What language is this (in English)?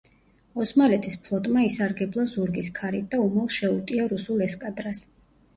Georgian